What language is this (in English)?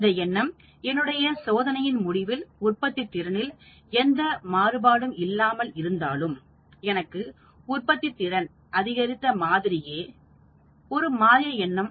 Tamil